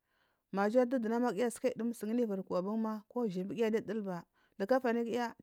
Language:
Marghi South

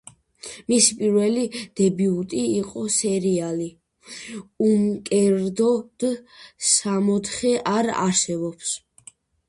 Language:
Georgian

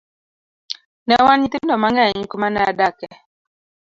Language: Luo (Kenya and Tanzania)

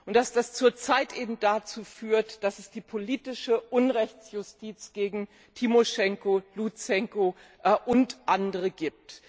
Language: German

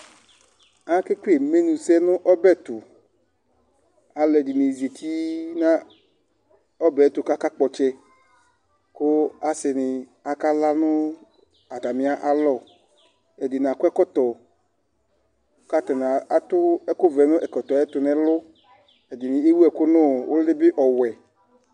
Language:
Ikposo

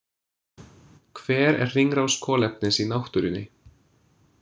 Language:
Icelandic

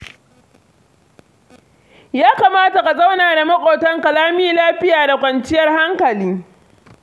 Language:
Hausa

